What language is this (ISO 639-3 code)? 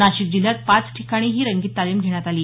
mar